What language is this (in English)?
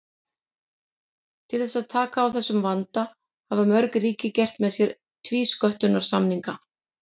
Icelandic